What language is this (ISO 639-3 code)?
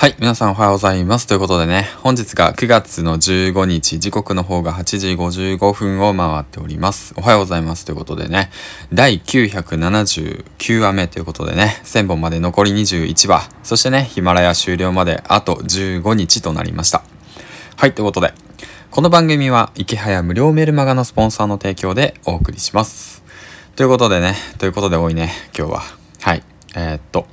jpn